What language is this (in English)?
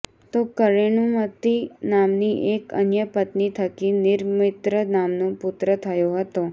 Gujarati